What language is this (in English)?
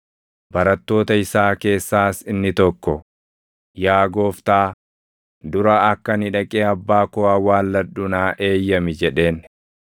Oromo